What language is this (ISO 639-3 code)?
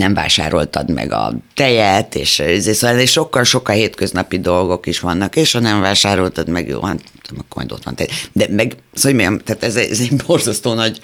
hun